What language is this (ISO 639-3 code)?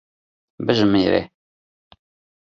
kur